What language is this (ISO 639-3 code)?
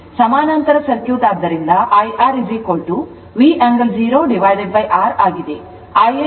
kan